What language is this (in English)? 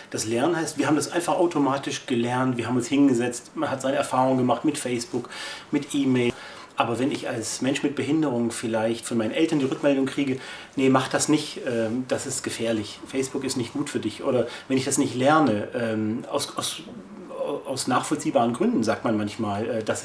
German